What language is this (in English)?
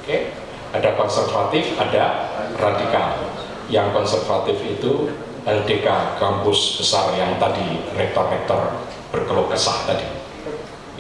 Indonesian